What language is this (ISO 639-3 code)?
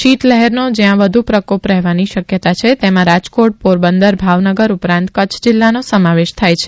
guj